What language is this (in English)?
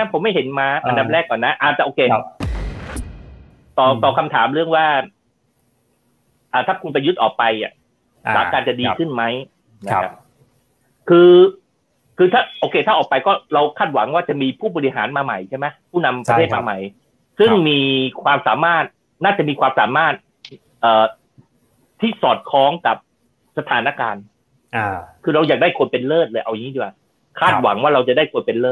Thai